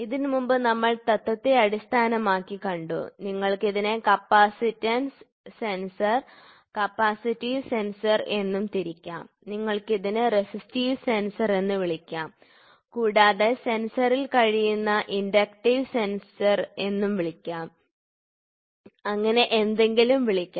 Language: Malayalam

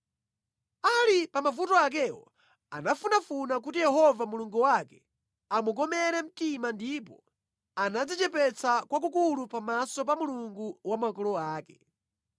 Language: Nyanja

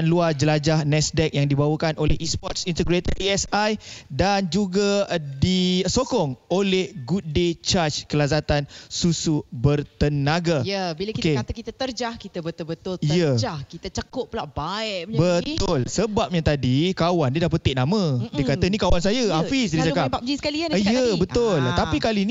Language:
Malay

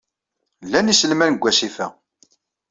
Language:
Kabyle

